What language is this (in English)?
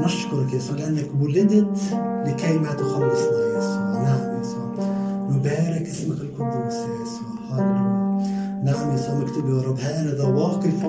Arabic